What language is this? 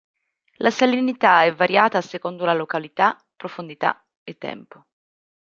Italian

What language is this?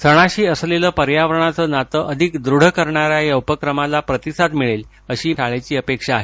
Marathi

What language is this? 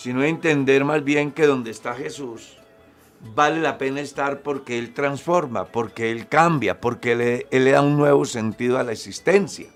Spanish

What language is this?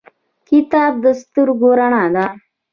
Pashto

